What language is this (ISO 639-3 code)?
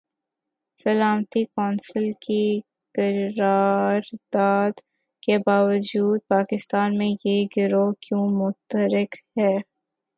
urd